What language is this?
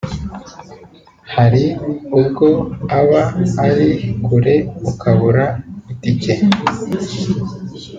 Kinyarwanda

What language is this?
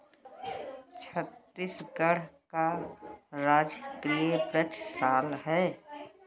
Hindi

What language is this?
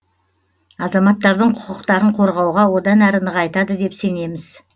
Kazakh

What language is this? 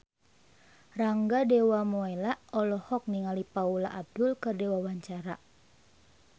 Sundanese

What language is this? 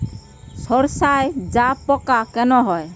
Bangla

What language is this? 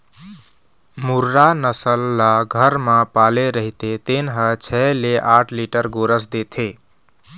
Chhattisgarhi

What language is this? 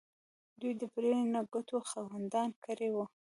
Pashto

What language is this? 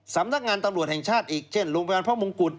Thai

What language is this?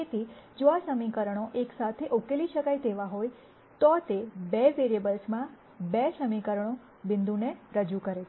Gujarati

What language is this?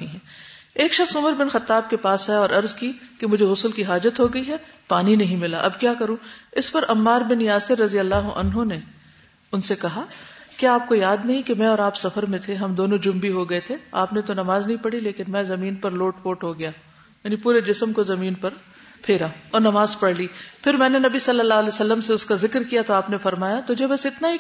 Urdu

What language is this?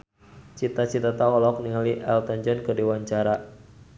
Sundanese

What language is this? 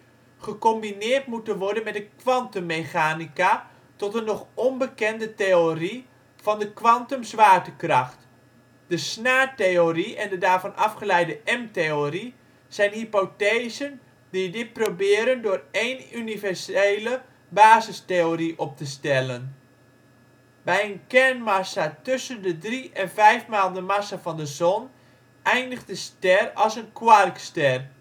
Dutch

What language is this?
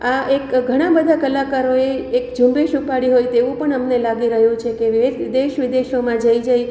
Gujarati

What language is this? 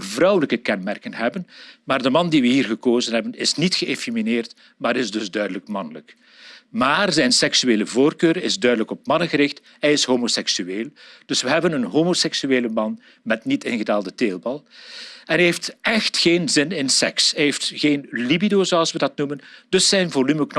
Dutch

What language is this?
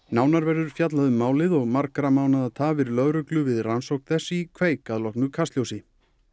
Icelandic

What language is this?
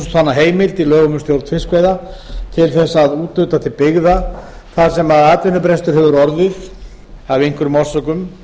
Icelandic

